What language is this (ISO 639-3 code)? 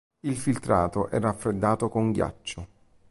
ita